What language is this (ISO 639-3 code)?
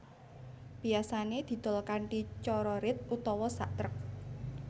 jav